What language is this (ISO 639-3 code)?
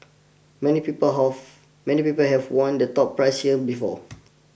eng